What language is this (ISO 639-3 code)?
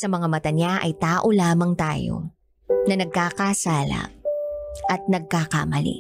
fil